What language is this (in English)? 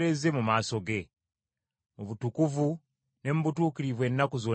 Ganda